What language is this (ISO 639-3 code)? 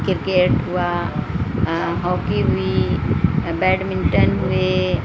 urd